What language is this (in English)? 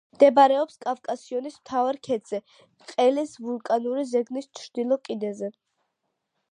Georgian